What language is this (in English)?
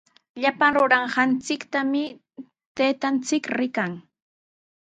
Sihuas Ancash Quechua